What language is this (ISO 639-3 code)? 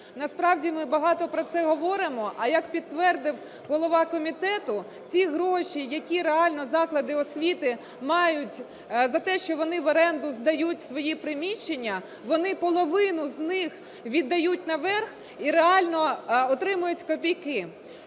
ukr